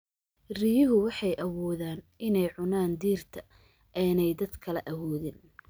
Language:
Somali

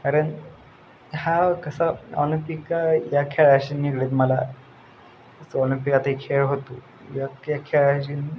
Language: Marathi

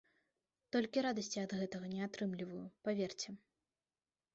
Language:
Belarusian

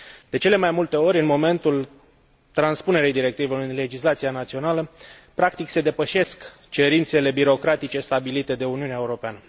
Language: Romanian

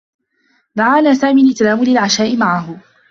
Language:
Arabic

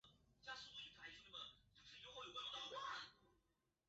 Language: Chinese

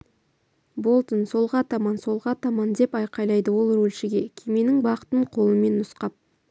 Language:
Kazakh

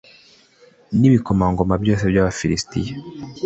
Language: Kinyarwanda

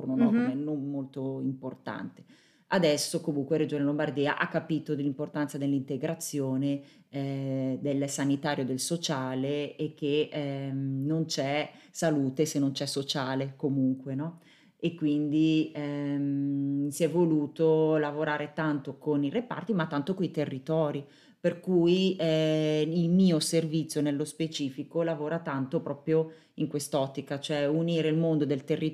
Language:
Italian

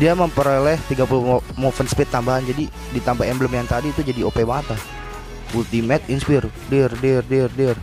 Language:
Indonesian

